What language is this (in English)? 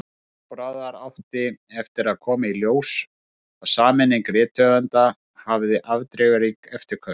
Icelandic